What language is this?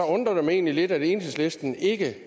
Danish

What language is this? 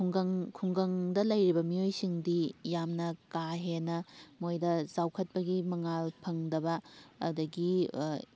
Manipuri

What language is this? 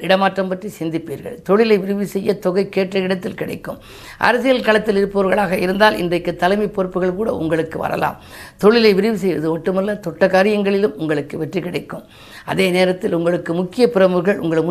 Tamil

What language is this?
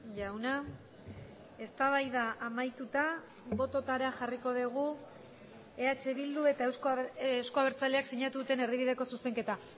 Basque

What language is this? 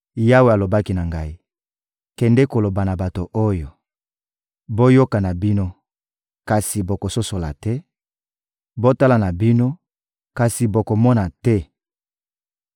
Lingala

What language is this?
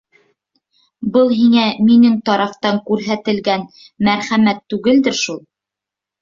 Bashkir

